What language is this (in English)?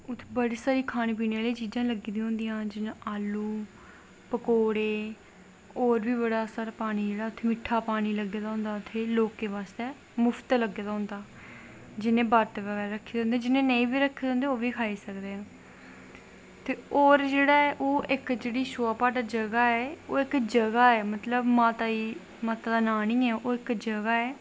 Dogri